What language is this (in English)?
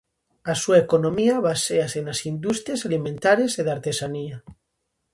Galician